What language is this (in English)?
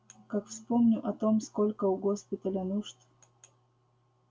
Russian